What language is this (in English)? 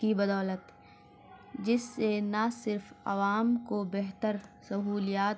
Urdu